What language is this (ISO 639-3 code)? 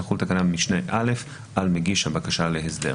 heb